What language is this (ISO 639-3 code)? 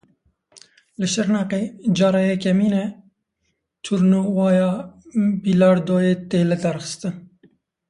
kur